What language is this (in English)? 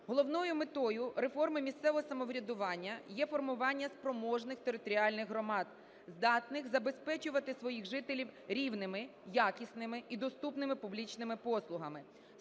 Ukrainian